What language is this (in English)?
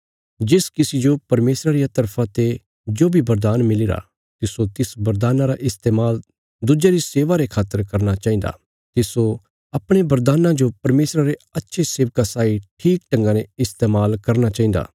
Bilaspuri